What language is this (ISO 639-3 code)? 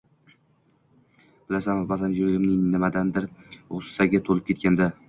uzb